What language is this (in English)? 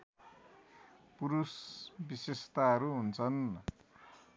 Nepali